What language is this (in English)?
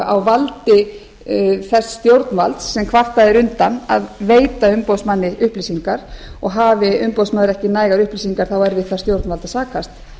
Icelandic